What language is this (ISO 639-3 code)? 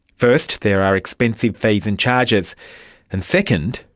eng